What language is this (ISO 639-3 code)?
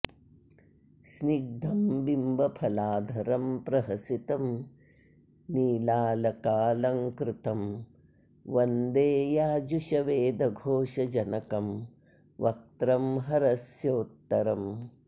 san